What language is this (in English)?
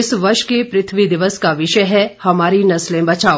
Hindi